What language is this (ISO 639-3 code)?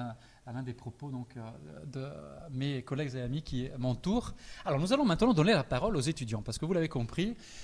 fra